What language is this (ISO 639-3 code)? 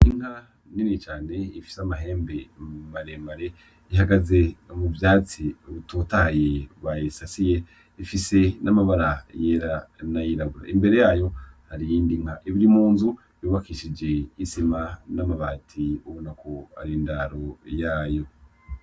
run